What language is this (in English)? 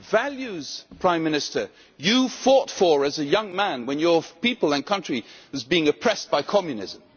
English